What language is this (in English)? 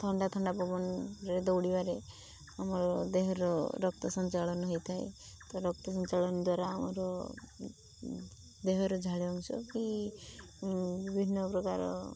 Odia